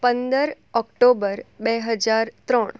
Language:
Gujarati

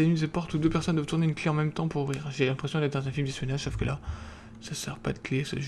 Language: French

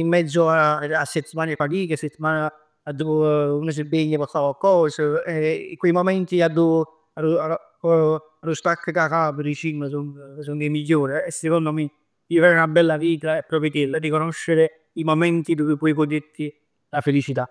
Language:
Neapolitan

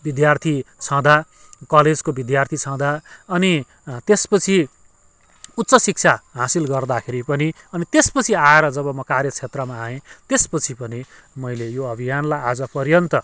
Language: Nepali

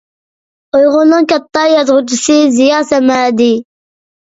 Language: Uyghur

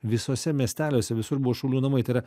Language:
Lithuanian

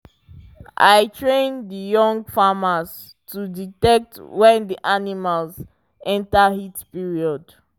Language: Nigerian Pidgin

